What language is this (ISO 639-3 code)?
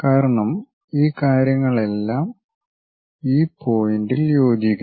mal